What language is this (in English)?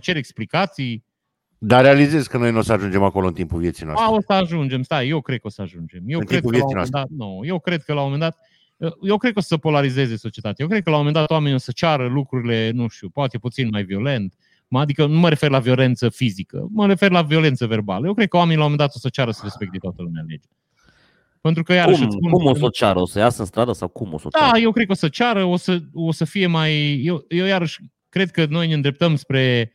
Romanian